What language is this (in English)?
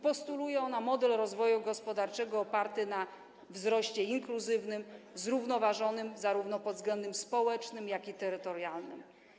Polish